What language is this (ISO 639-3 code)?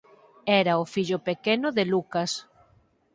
glg